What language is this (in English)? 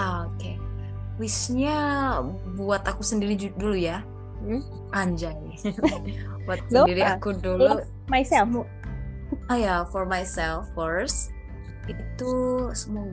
Indonesian